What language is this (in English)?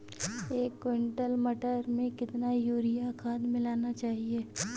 Hindi